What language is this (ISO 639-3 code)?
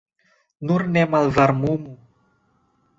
epo